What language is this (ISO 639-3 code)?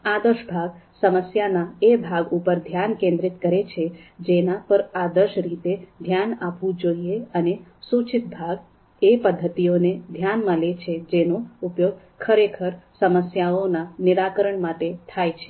guj